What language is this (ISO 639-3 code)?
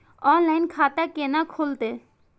mai